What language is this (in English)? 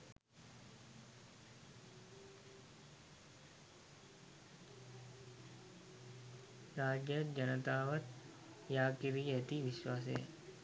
Sinhala